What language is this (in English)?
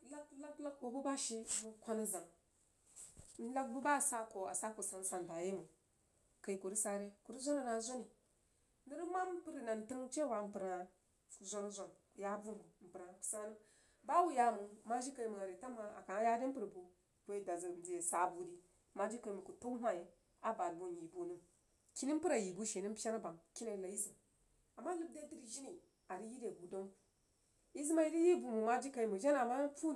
Jiba